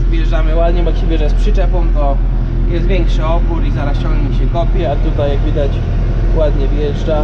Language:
Polish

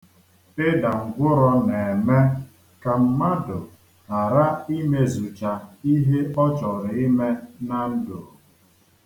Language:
Igbo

